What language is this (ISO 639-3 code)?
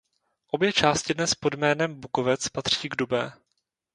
ces